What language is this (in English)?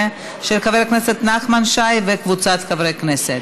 Hebrew